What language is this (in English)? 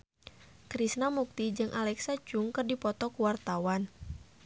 Sundanese